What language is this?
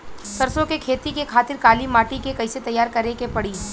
Bhojpuri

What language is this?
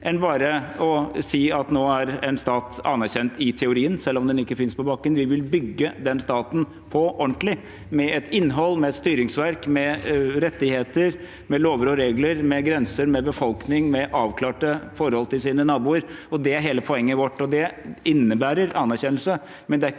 Norwegian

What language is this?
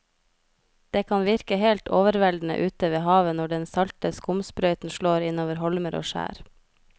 Norwegian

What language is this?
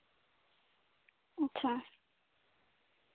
Santali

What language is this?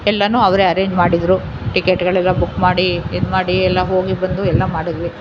Kannada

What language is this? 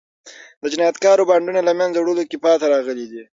Pashto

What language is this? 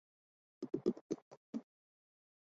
Chinese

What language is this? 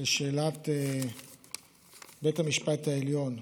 Hebrew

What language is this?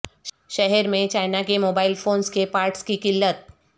Urdu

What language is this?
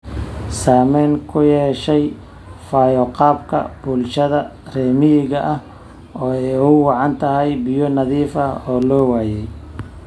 Somali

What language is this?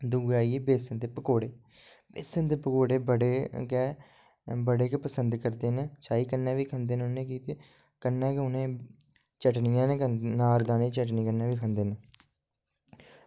Dogri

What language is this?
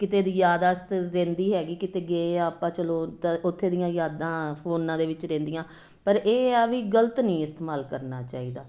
Punjabi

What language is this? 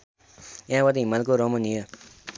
Nepali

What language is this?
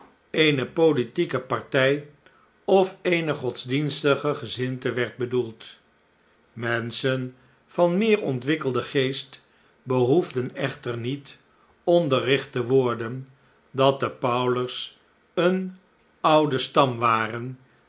Dutch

